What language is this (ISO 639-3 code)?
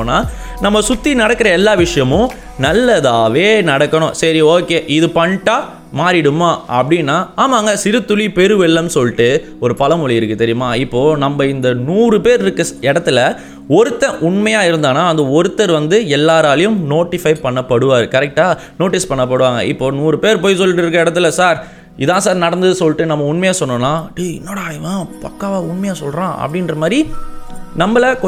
tam